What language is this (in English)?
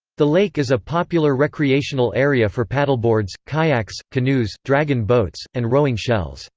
English